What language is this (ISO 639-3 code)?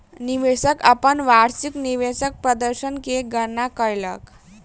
mai